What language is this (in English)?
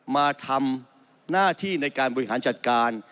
Thai